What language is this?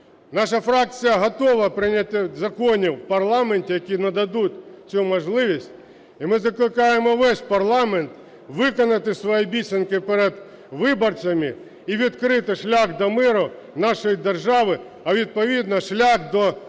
Ukrainian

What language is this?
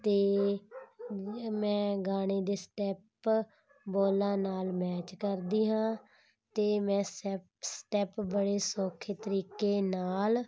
Punjabi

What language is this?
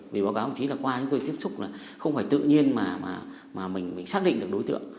Vietnamese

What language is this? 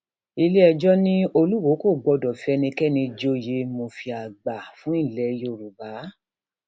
Yoruba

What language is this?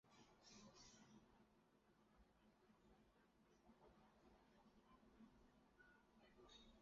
Chinese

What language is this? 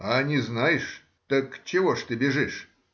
Russian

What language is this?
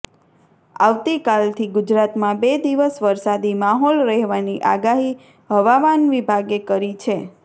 Gujarati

